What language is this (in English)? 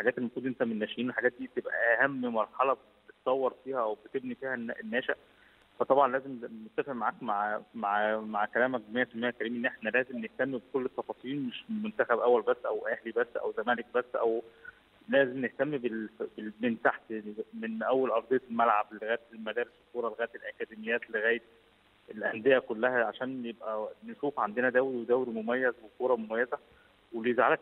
Arabic